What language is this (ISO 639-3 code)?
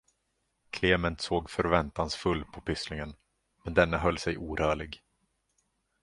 swe